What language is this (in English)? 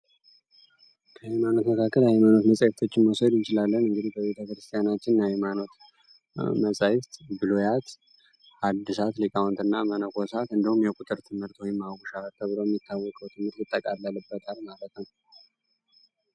Amharic